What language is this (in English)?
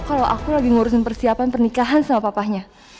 Indonesian